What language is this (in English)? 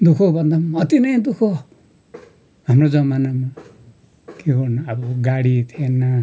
Nepali